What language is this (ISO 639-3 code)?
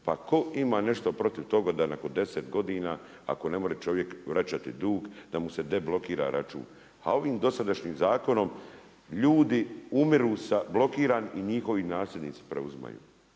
hrv